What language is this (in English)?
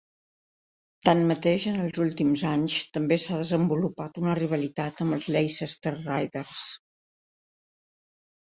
Catalan